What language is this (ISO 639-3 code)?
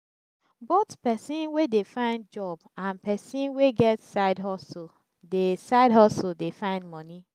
pcm